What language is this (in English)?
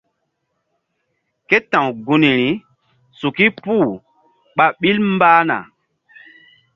Mbum